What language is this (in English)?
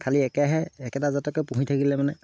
Assamese